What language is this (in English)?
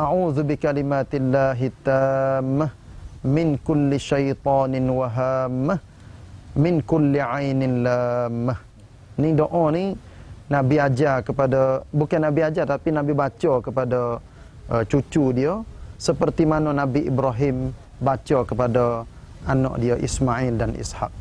Malay